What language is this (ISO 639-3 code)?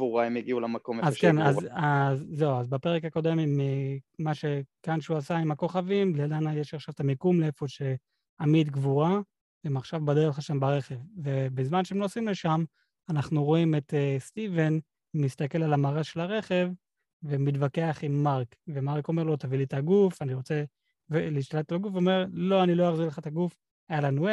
heb